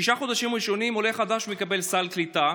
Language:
Hebrew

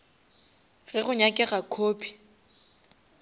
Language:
Northern Sotho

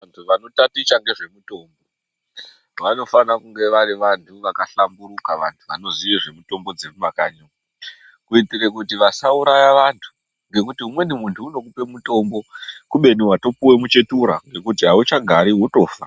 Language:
Ndau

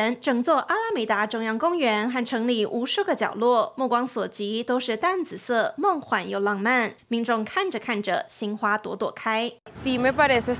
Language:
Chinese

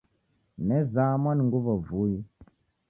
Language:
Taita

